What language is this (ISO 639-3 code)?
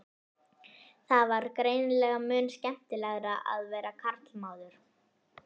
isl